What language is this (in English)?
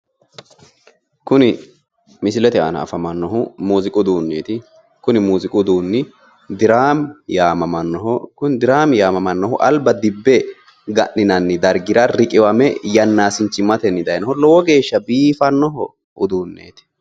Sidamo